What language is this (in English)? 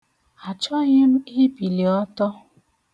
Igbo